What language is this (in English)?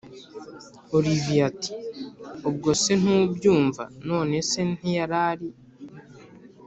Kinyarwanda